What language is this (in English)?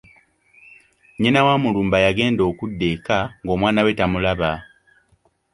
Ganda